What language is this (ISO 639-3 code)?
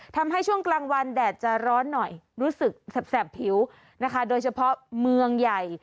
tha